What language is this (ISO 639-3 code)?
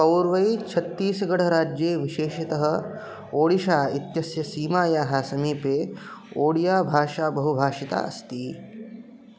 san